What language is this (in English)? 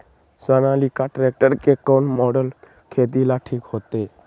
Magahi